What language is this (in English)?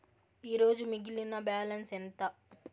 Telugu